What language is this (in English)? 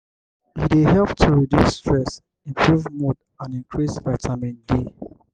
Nigerian Pidgin